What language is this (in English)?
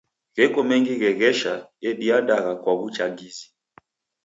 Taita